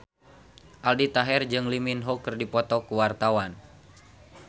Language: Sundanese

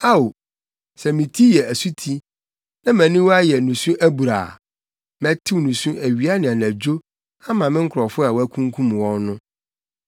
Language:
Akan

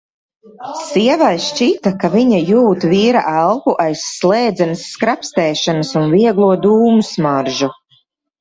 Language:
Latvian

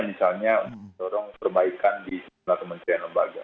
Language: Indonesian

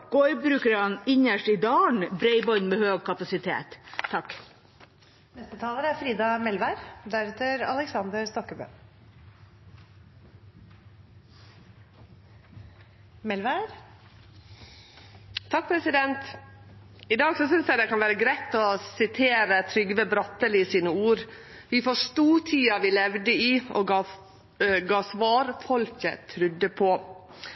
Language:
Norwegian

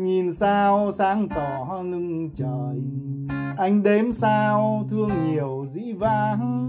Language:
Vietnamese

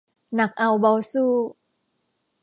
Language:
Thai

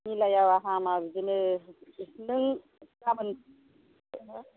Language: Bodo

